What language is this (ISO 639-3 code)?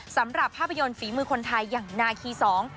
tha